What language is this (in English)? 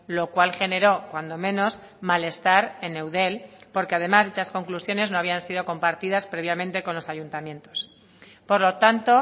Spanish